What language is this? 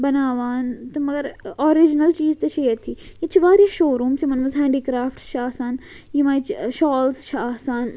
Kashmiri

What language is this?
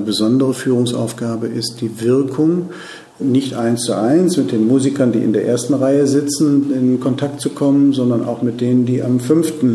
German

